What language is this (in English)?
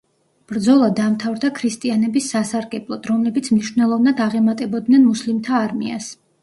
Georgian